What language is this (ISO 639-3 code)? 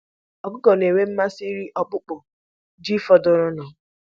ibo